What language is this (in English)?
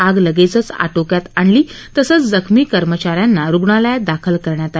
Marathi